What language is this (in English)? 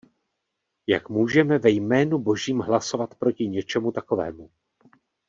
Czech